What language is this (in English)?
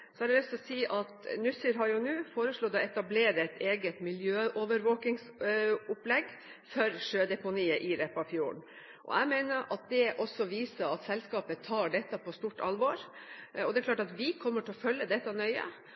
Norwegian Bokmål